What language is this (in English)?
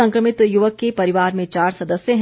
Hindi